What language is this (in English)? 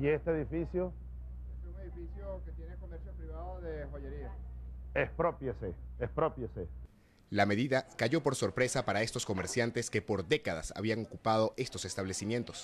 Spanish